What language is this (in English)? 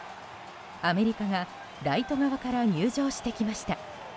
Japanese